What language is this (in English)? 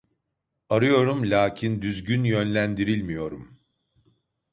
Turkish